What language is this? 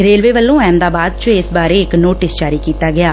Punjabi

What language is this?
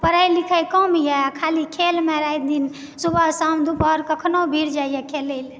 Maithili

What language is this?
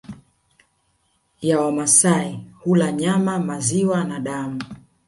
Swahili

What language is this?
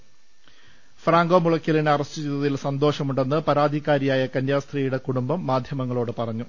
Malayalam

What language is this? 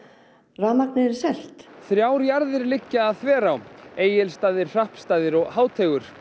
Icelandic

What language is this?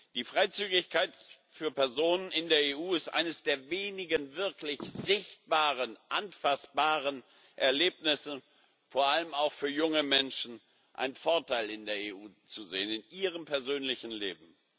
German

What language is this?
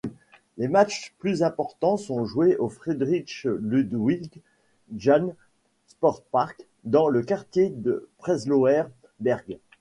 French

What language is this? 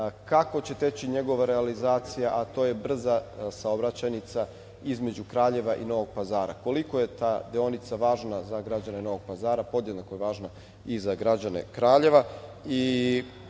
Serbian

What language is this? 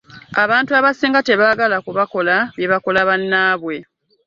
Ganda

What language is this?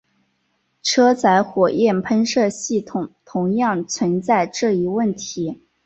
Chinese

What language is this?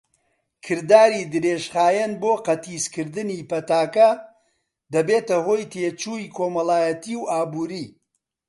Central Kurdish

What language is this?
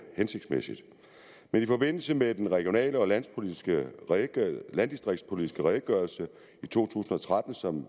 Danish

